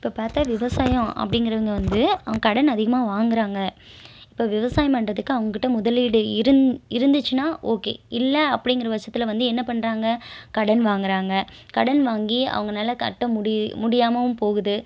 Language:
Tamil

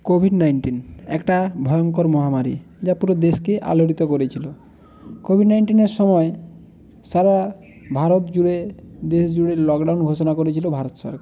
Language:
Bangla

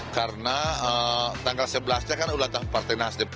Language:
Indonesian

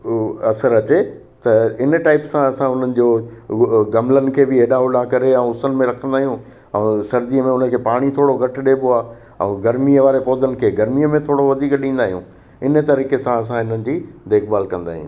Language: Sindhi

